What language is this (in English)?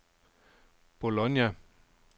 Danish